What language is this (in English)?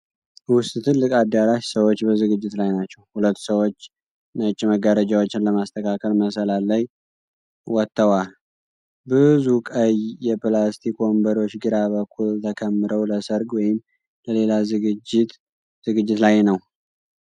Amharic